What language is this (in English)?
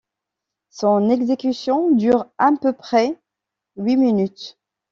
French